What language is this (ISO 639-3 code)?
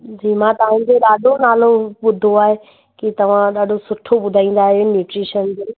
snd